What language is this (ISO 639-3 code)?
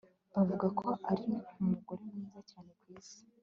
kin